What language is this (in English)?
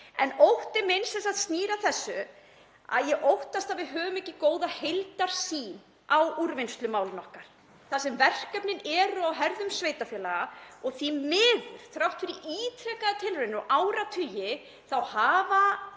Icelandic